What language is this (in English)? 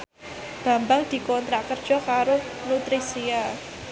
Javanese